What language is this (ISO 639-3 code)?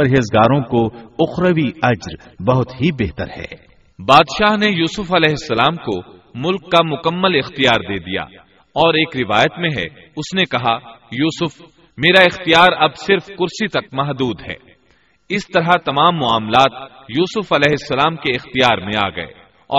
urd